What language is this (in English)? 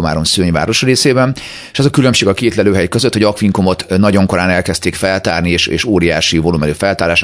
Hungarian